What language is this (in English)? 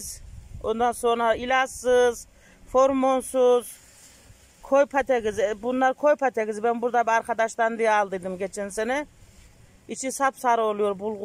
Turkish